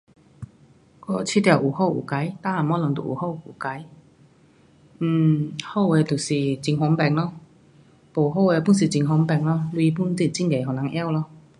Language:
Pu-Xian Chinese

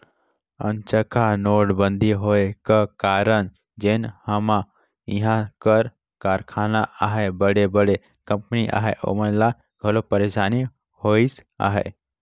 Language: Chhattisgarhi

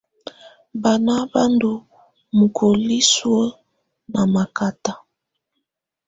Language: Tunen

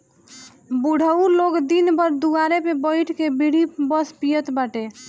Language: Bhojpuri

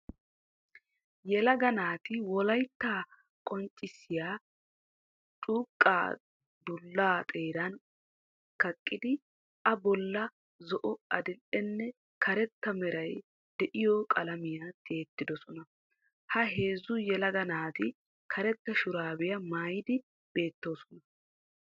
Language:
Wolaytta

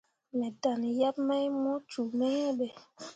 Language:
Mundang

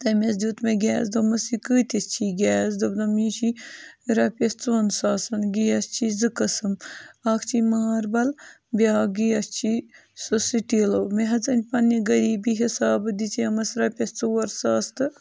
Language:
Kashmiri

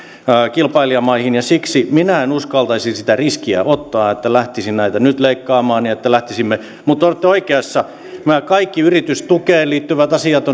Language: Finnish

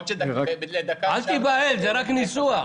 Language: Hebrew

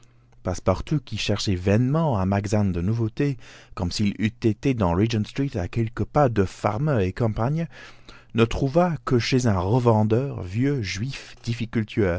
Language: French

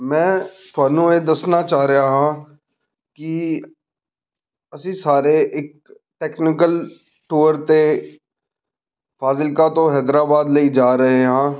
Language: Punjabi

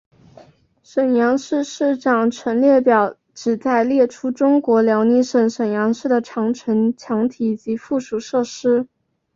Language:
Chinese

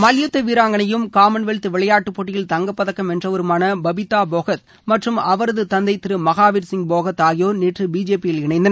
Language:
Tamil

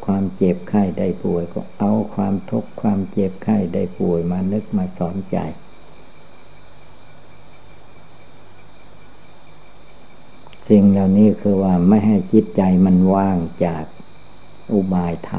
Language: Thai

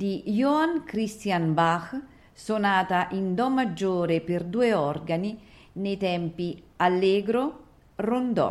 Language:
Italian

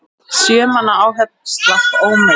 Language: Icelandic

